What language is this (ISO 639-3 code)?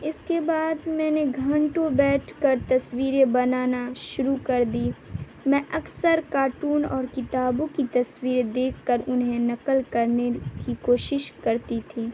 urd